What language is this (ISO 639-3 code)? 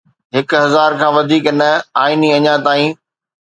snd